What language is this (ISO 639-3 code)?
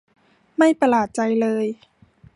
tha